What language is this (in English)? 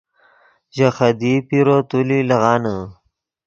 Yidgha